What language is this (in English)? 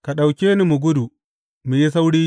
Hausa